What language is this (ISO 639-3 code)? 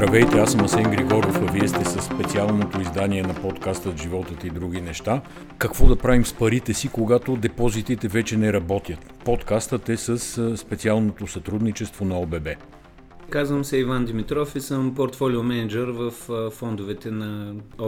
bul